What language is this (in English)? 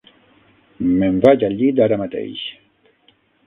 Catalan